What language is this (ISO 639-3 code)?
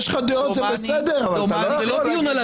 heb